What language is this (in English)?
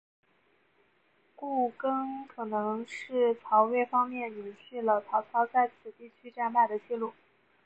Chinese